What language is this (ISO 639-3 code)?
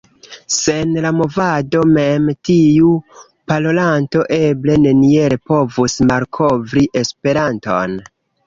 epo